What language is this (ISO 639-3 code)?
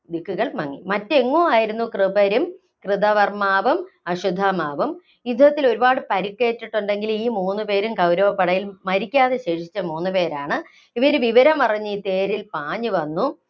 mal